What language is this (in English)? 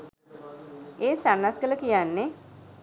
Sinhala